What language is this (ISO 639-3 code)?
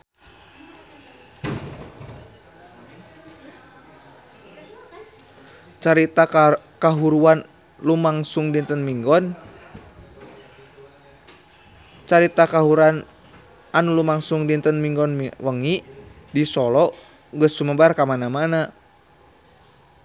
sun